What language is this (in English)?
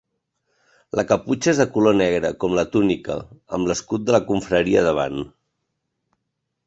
Catalan